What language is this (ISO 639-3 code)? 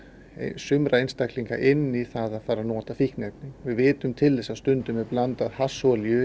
isl